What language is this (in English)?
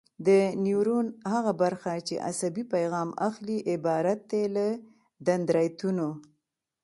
Pashto